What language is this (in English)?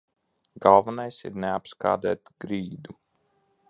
Latvian